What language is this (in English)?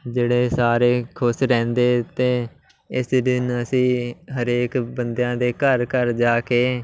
Punjabi